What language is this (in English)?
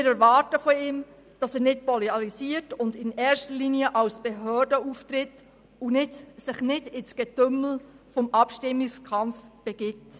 Swiss German